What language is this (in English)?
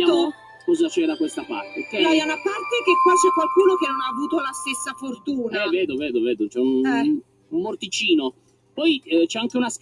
Italian